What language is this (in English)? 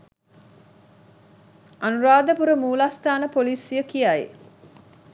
Sinhala